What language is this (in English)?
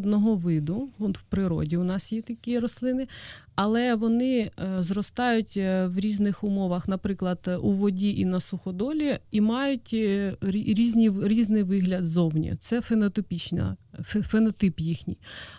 Ukrainian